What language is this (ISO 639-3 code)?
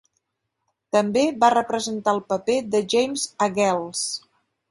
cat